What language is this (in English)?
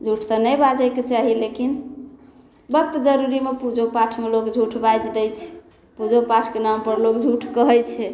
Maithili